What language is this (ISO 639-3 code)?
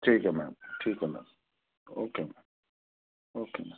urd